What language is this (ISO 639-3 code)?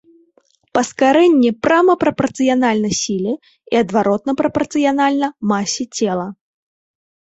bel